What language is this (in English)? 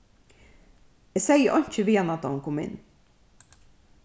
Faroese